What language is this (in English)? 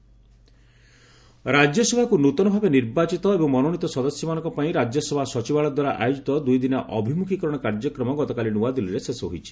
Odia